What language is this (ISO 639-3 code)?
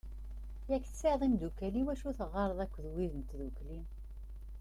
kab